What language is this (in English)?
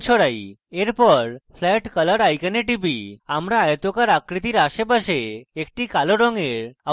Bangla